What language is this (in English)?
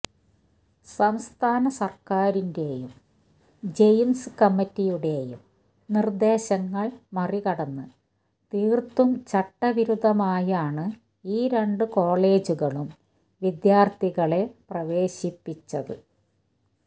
Malayalam